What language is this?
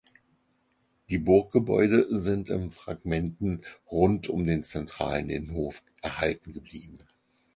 German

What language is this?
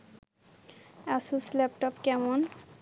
Bangla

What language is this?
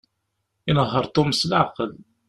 Kabyle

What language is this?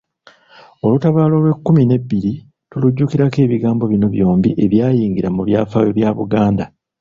Ganda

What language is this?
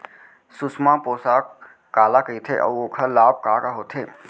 Chhattisgarhi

